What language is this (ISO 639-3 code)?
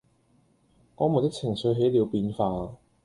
yue